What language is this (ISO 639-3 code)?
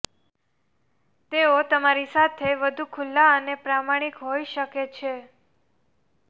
guj